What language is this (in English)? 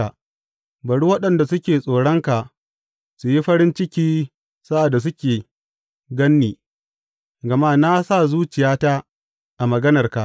Hausa